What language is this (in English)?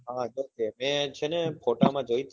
Gujarati